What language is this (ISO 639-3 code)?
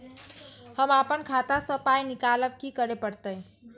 mai